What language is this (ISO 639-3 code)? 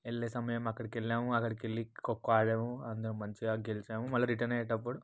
tel